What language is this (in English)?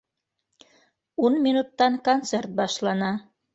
Bashkir